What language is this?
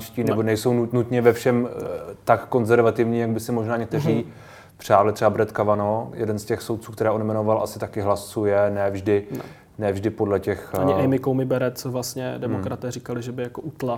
Czech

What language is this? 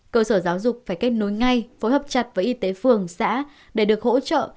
Vietnamese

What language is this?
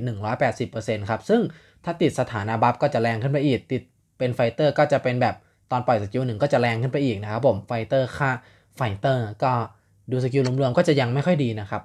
Thai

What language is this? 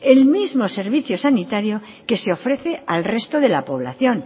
Spanish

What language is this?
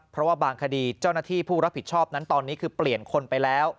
Thai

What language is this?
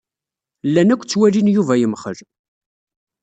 Kabyle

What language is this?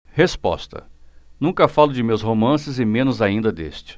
Portuguese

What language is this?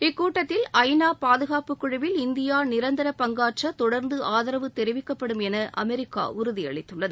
Tamil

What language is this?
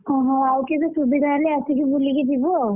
Odia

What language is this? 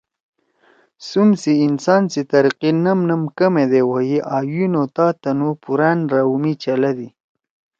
Torwali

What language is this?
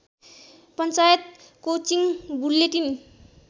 Nepali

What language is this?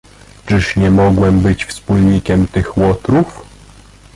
Polish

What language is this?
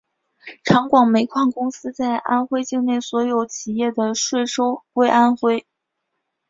Chinese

